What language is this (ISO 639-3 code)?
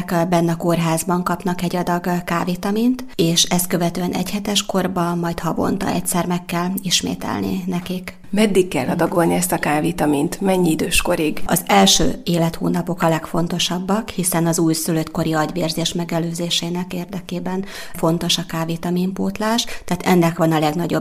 hun